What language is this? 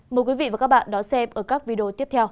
Vietnamese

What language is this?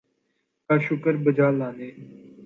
Urdu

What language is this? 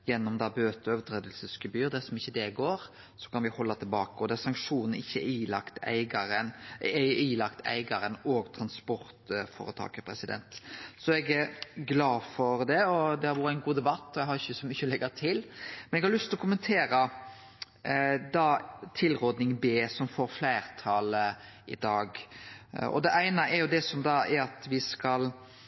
Norwegian Nynorsk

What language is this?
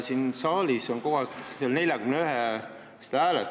Estonian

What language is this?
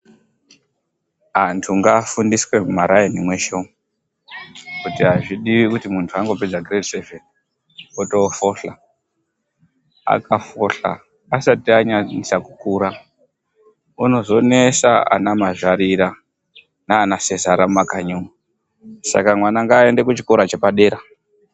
Ndau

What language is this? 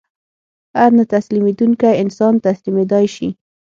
Pashto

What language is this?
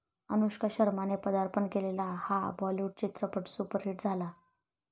Marathi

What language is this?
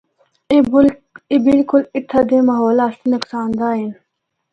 Northern Hindko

